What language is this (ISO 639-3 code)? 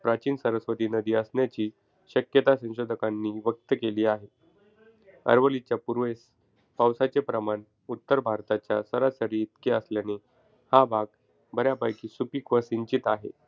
mar